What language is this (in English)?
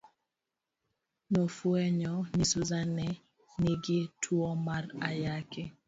Luo (Kenya and Tanzania)